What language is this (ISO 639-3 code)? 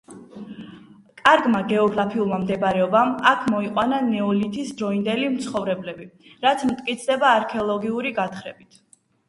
kat